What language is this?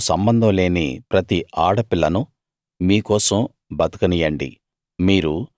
Telugu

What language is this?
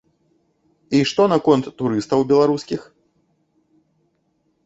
Belarusian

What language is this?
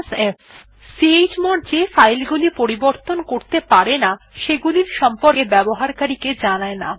Bangla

